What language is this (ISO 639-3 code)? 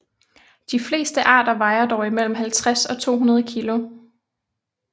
dan